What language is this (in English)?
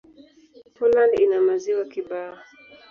Swahili